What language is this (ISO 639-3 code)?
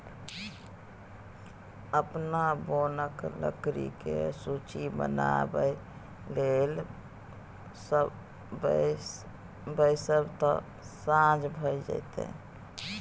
mai